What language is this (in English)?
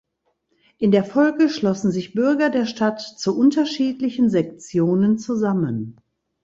German